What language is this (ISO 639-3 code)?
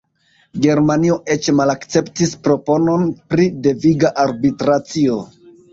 epo